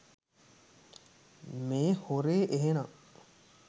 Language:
Sinhala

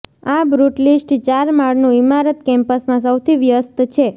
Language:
Gujarati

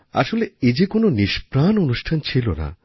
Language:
Bangla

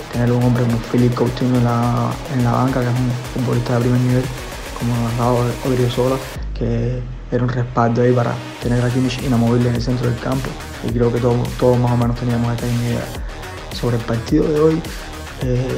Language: Spanish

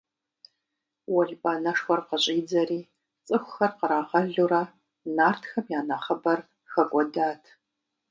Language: Kabardian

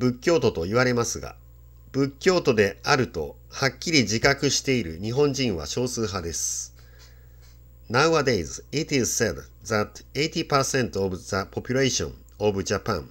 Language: Japanese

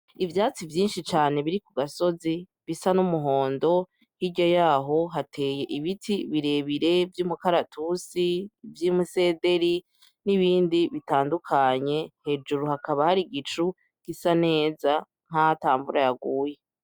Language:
Rundi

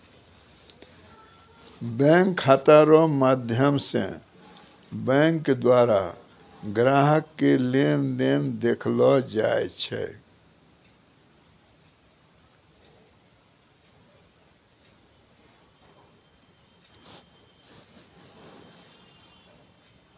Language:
Maithili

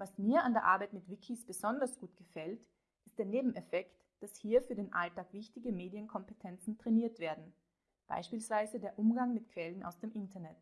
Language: German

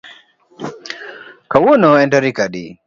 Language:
Luo (Kenya and Tanzania)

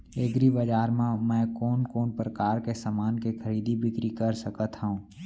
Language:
Chhattisgarhi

